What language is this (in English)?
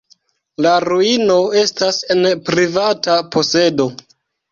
Esperanto